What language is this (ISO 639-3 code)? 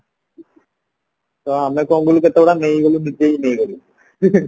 ori